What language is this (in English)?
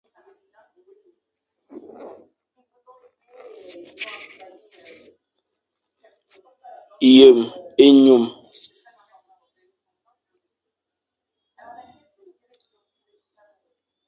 Fang